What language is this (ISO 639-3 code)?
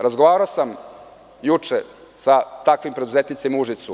srp